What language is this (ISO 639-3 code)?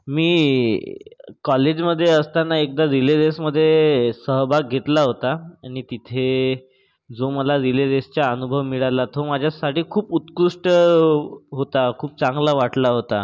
mar